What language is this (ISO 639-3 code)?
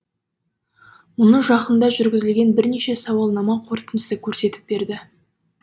kaz